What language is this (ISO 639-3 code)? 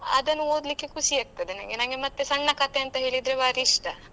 kan